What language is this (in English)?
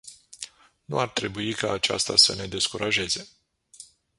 Romanian